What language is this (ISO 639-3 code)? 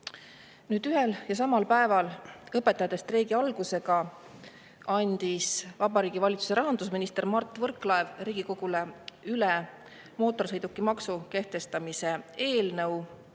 est